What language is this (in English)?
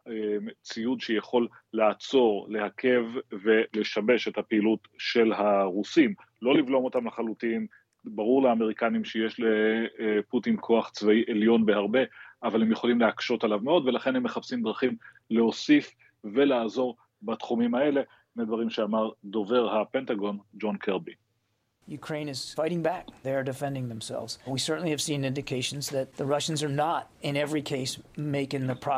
Hebrew